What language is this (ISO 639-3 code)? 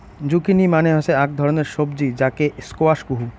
ben